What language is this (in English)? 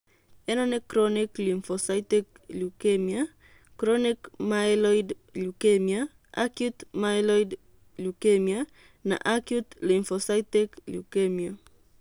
Kikuyu